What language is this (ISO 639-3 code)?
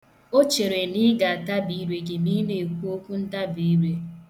ibo